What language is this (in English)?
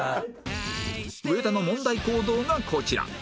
Japanese